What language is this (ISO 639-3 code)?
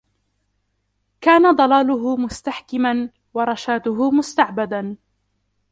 ara